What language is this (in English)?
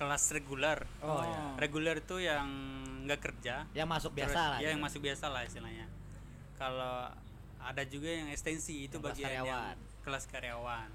Indonesian